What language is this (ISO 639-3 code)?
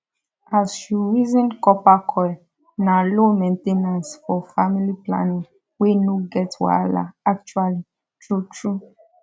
pcm